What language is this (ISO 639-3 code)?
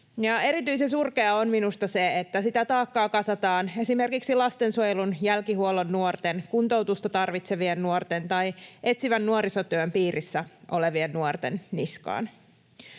fin